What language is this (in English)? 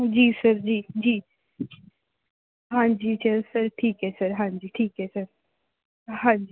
Punjabi